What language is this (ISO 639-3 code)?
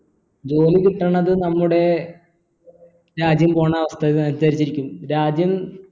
mal